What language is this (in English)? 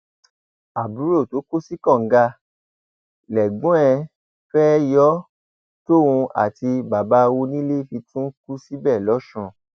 Yoruba